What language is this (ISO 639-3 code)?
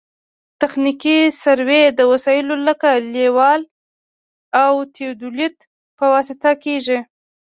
pus